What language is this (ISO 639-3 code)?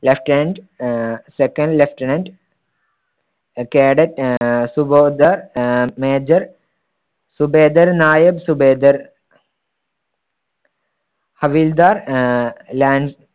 mal